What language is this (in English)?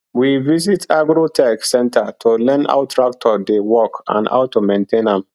Nigerian Pidgin